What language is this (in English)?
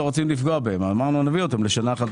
Hebrew